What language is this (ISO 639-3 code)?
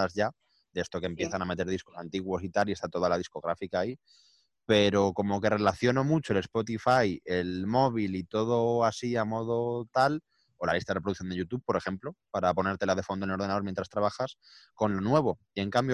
spa